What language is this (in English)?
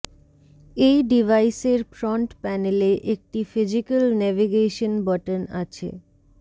Bangla